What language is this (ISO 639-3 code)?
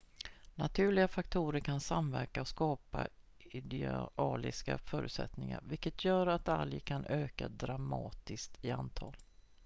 swe